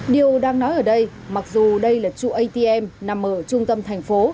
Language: Vietnamese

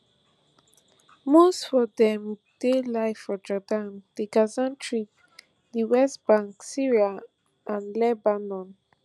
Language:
Nigerian Pidgin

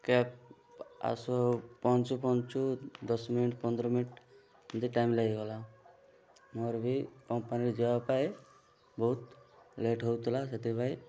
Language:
Odia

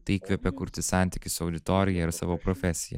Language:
Lithuanian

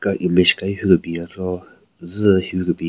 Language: Southern Rengma Naga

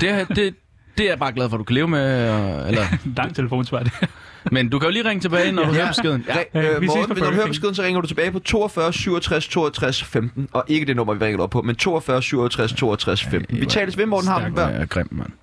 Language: Danish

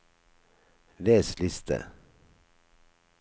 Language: Norwegian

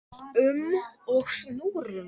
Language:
Icelandic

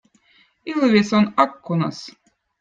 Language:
Votic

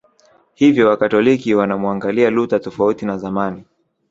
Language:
Swahili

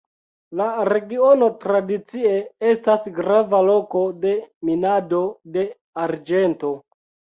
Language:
Esperanto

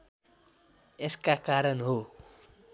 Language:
Nepali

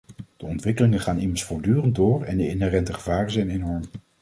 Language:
Dutch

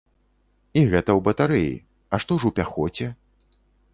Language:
Belarusian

